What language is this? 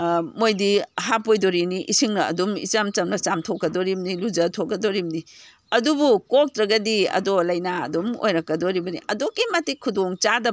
Manipuri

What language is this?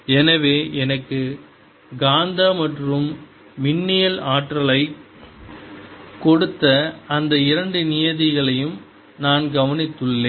Tamil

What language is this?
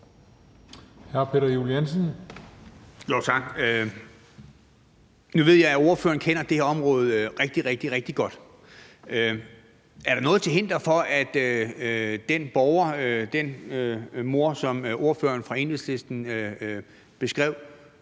Danish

